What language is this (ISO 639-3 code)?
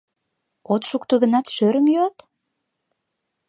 chm